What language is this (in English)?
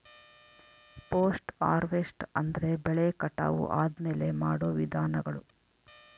Kannada